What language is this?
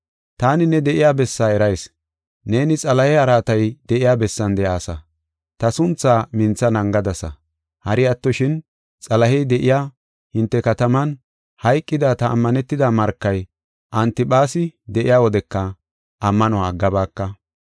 Gofa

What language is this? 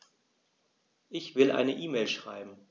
German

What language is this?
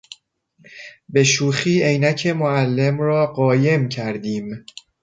Persian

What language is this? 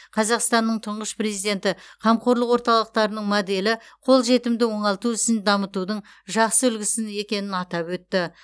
Kazakh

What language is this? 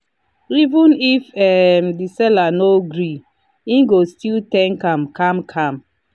Nigerian Pidgin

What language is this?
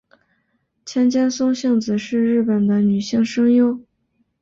Chinese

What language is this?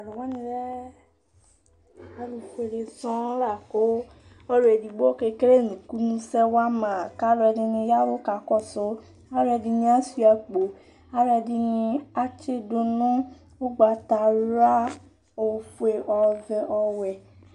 Ikposo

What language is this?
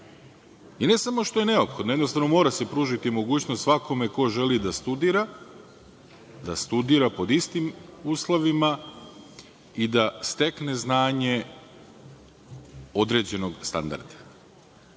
Serbian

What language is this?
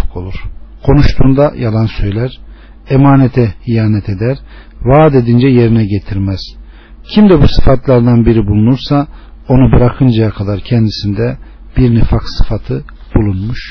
Turkish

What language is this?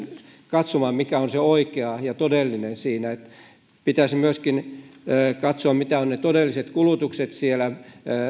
Finnish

